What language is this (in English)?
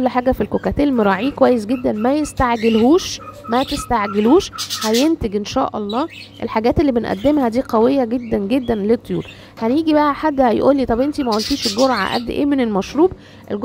Arabic